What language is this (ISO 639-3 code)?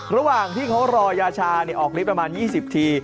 tha